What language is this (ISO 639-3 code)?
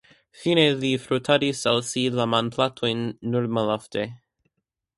epo